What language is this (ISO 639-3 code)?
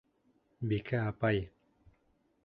bak